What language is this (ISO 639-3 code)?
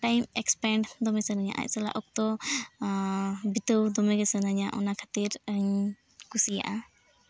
sat